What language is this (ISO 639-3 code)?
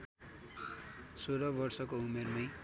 nep